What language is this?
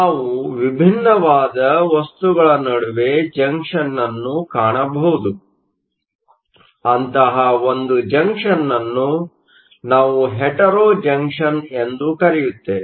Kannada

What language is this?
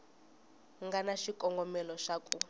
Tsonga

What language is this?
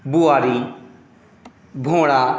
Maithili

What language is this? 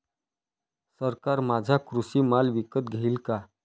Marathi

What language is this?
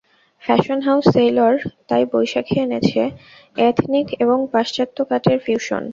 Bangla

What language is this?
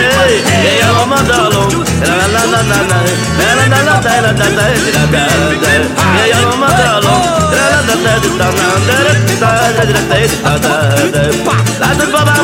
Hungarian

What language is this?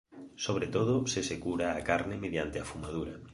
Galician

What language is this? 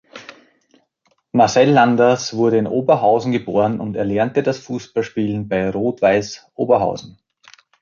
German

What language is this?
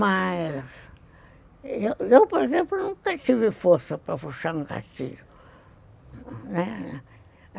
Portuguese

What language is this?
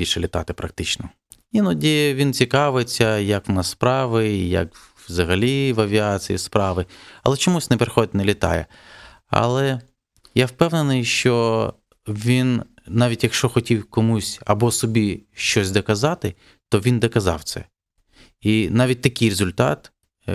Ukrainian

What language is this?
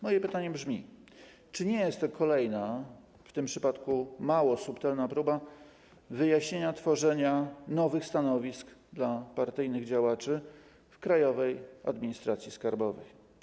Polish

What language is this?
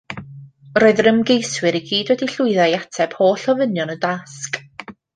Welsh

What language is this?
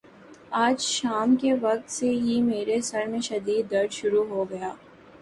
Urdu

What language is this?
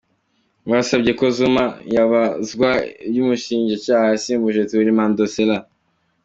Kinyarwanda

